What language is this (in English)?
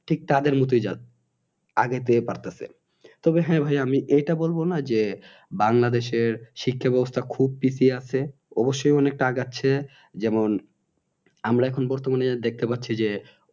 Bangla